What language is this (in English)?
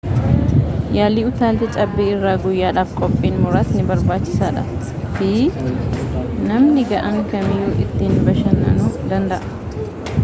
Oromo